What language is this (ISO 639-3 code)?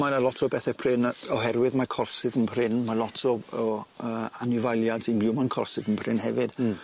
cym